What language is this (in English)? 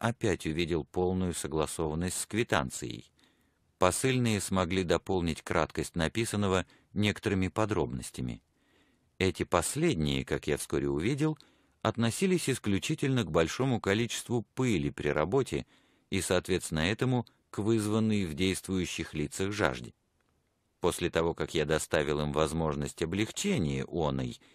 Russian